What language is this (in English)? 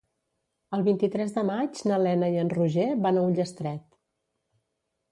Catalan